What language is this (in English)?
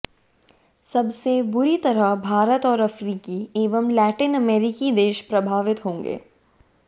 Hindi